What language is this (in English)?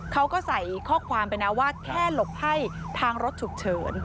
Thai